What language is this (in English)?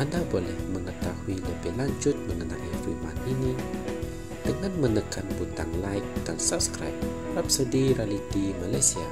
Malay